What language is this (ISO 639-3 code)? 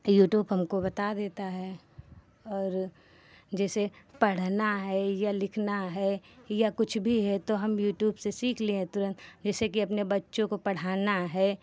hin